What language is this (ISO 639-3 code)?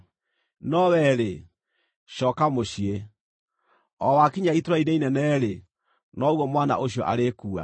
kik